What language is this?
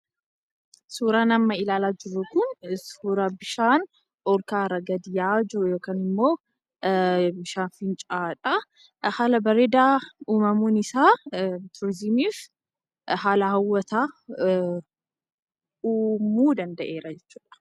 Oromo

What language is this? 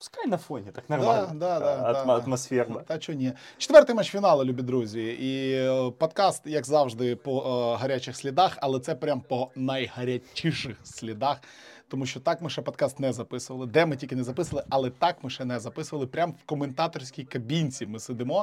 Ukrainian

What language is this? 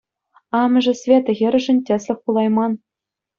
Chuvash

